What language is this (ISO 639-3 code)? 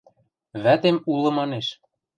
mrj